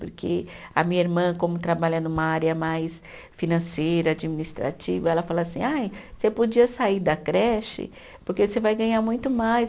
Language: Portuguese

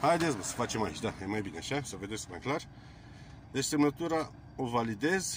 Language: Romanian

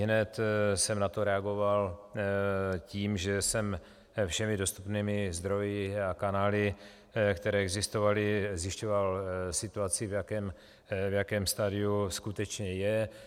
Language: Czech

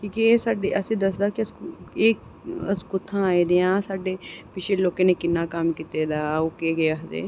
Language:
Dogri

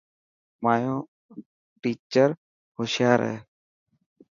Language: Dhatki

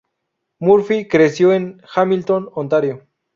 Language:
Spanish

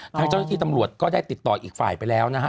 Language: Thai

